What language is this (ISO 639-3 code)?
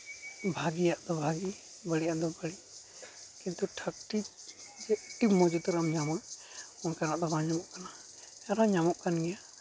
sat